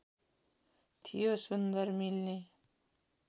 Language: Nepali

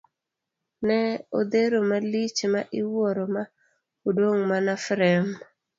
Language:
Luo (Kenya and Tanzania)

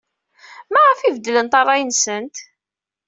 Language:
Kabyle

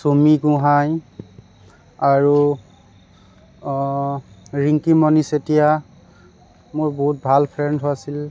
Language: Assamese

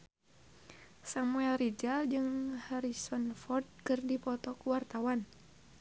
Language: Sundanese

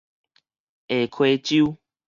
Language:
Min Nan Chinese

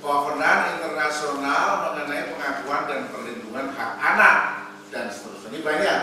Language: Indonesian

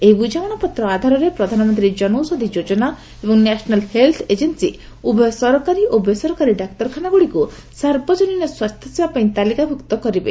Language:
Odia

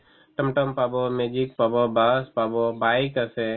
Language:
Assamese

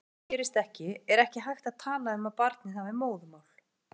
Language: Icelandic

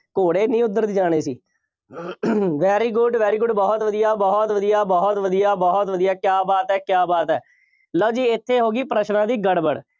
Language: Punjabi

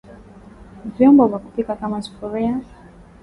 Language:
Swahili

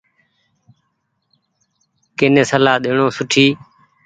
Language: Goaria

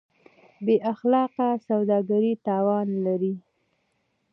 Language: Pashto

